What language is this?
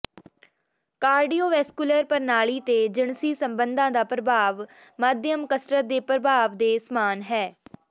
Punjabi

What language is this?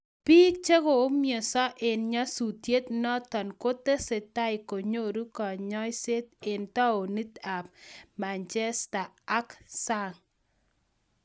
Kalenjin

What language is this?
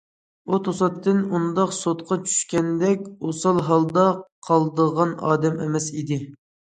Uyghur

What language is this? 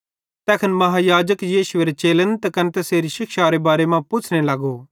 Bhadrawahi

